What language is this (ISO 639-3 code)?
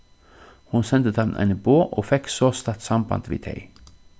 fao